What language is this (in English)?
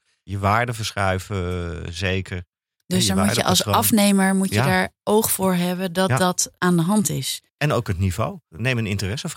Dutch